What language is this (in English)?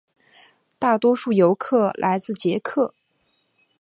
Chinese